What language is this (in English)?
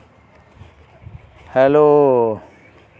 Santali